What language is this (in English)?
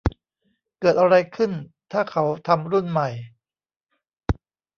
Thai